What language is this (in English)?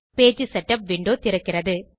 Tamil